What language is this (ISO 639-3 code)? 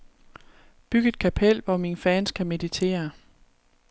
dan